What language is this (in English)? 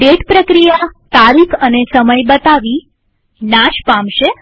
Gujarati